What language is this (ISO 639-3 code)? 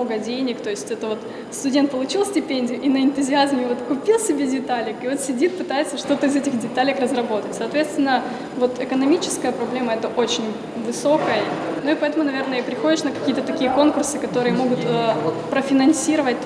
rus